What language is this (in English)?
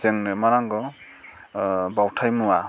Bodo